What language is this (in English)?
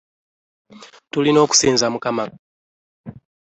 Ganda